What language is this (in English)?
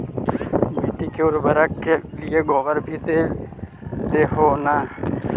Magahi